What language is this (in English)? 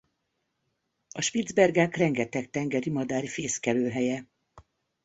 Hungarian